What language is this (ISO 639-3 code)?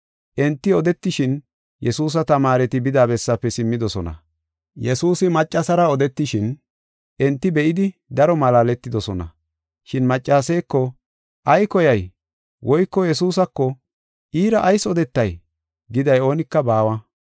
gof